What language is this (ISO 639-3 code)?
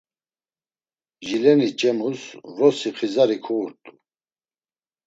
lzz